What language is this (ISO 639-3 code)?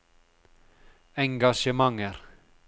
nor